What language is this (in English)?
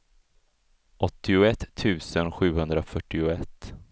Swedish